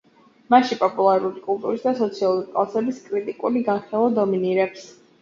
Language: Georgian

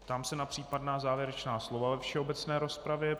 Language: Czech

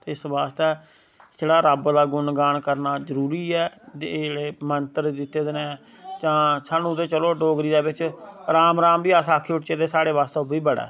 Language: Dogri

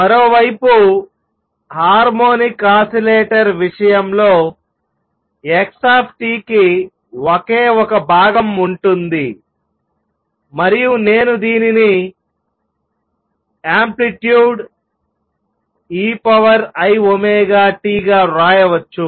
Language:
Telugu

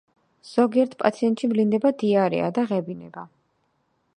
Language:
Georgian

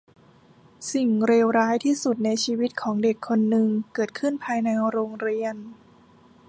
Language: Thai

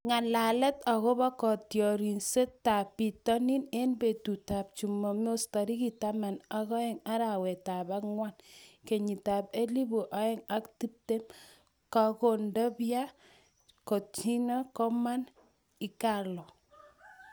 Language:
Kalenjin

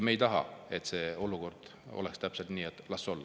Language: Estonian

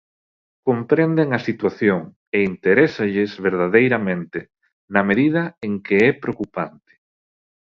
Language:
Galician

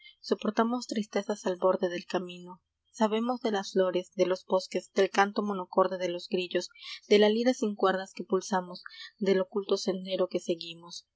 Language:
Spanish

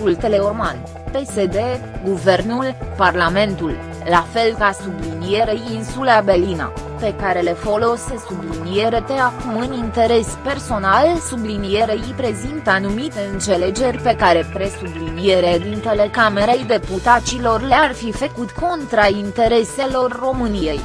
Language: Romanian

